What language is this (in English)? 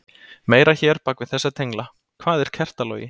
Icelandic